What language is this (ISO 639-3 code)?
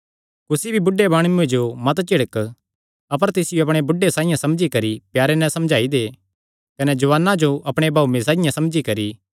xnr